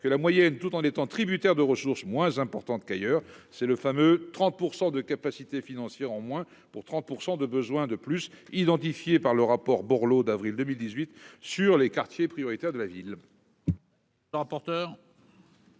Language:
French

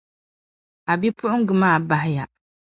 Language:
Dagbani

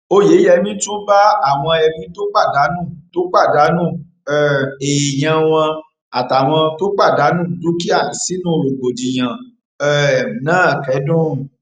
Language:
Yoruba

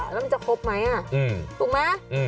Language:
Thai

